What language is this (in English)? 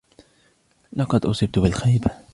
Arabic